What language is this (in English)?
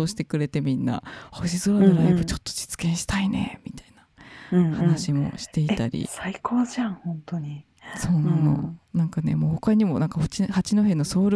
Japanese